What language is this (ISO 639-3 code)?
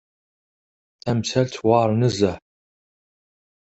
kab